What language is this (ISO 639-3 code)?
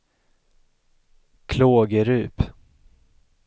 swe